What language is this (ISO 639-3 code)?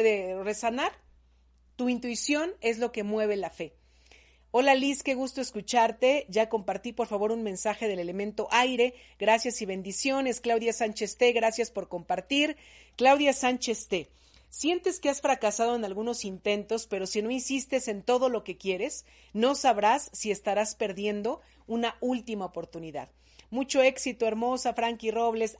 spa